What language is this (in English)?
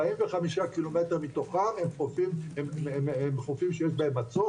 Hebrew